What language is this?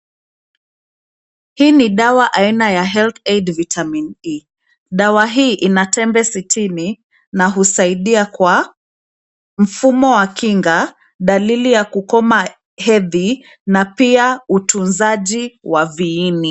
Swahili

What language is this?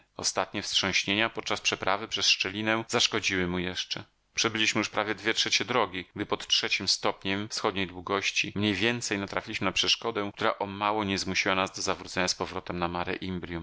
Polish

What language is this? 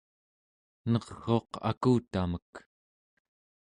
Central Yupik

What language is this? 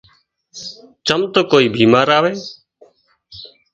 Wadiyara Koli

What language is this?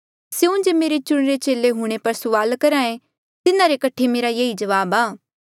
Mandeali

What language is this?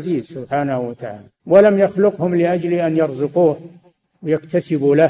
Arabic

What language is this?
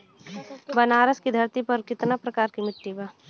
Bhojpuri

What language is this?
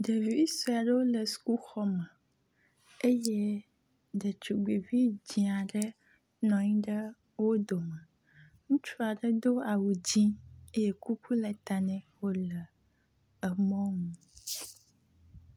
Ewe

